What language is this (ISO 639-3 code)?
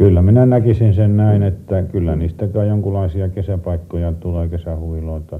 fin